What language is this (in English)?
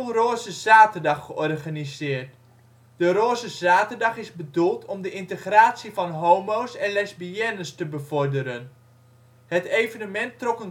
Dutch